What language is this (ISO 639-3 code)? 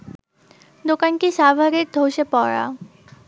ben